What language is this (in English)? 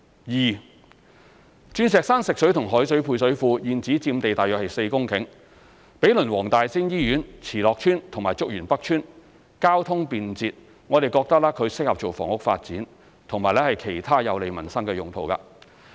Cantonese